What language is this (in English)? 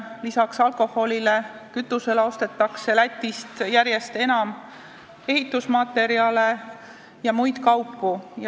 Estonian